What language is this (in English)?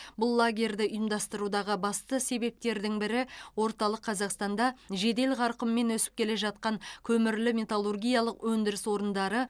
Kazakh